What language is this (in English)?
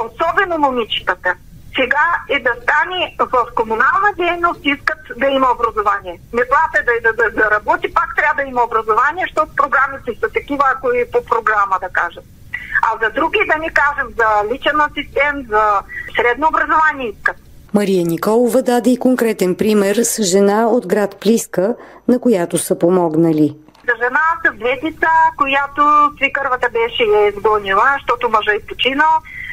Bulgarian